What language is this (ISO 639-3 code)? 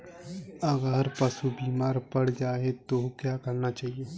hin